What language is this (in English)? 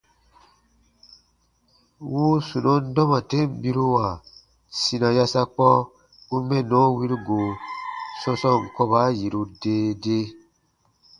Baatonum